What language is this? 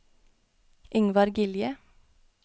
Norwegian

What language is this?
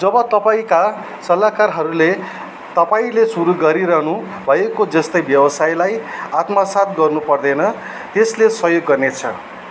Nepali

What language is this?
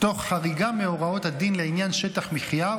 Hebrew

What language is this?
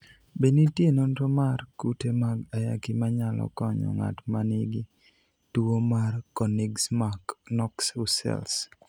Luo (Kenya and Tanzania)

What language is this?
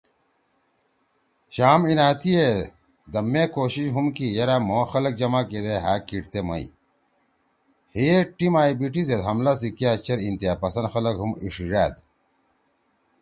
Torwali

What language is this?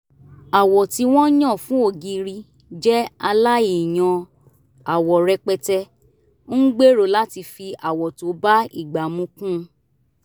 Yoruba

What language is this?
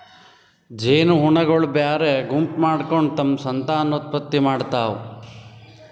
Kannada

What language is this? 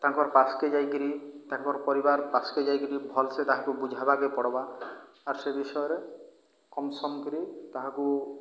Odia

